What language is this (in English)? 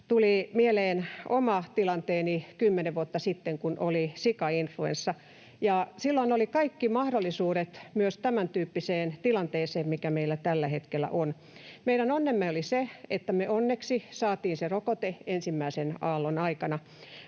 Finnish